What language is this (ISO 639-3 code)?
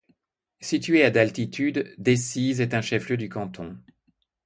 fra